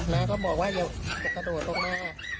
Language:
Thai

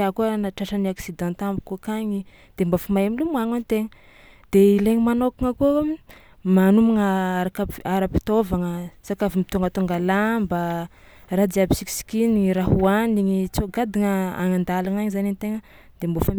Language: Tsimihety Malagasy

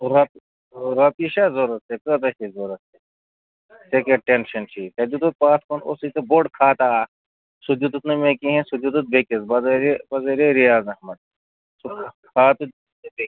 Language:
Kashmiri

